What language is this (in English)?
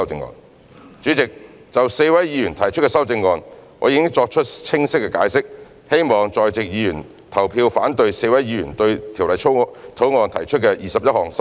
Cantonese